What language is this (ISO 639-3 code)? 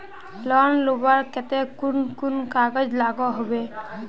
mag